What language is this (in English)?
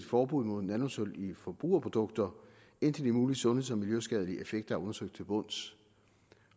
Danish